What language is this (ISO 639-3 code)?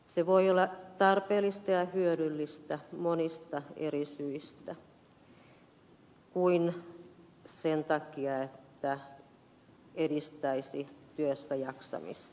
fin